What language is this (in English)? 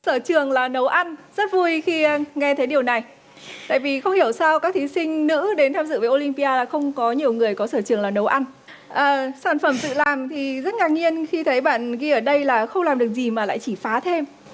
Vietnamese